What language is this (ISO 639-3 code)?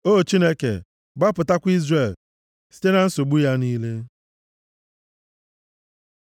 ibo